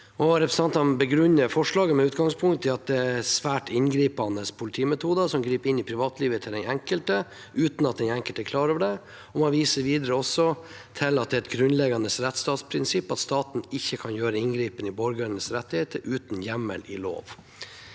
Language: Norwegian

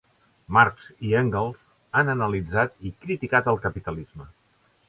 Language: Catalan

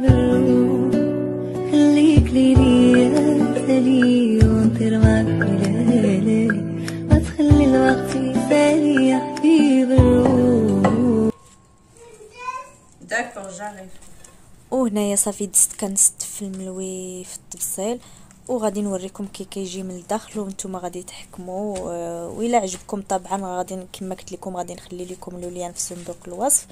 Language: Arabic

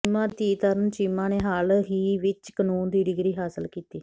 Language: Punjabi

